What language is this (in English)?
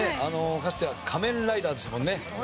Japanese